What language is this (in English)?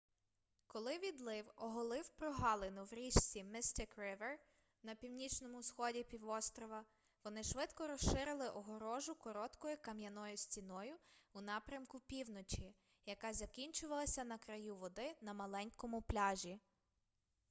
Ukrainian